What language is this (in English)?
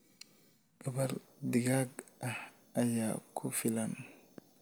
Somali